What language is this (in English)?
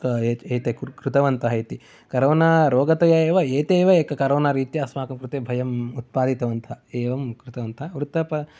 Sanskrit